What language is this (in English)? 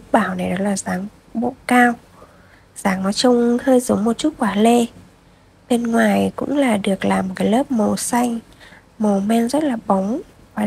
Vietnamese